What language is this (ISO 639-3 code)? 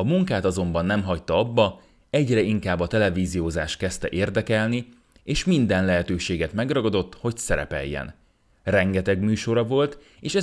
hun